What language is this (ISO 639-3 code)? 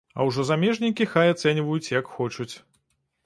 bel